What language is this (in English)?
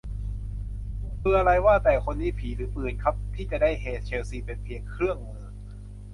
Thai